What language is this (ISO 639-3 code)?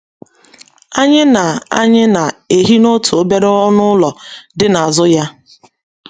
ibo